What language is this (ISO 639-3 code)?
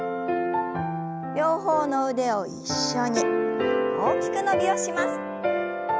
jpn